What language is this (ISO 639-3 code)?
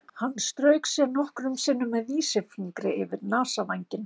isl